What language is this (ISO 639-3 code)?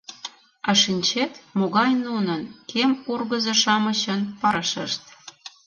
chm